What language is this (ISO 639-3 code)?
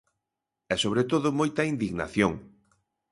glg